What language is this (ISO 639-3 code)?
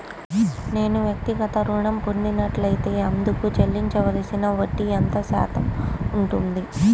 tel